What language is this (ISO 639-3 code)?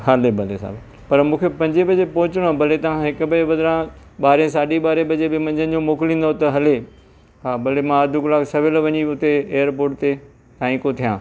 snd